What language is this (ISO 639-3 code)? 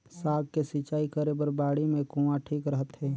hne